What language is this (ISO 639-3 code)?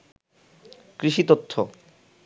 ben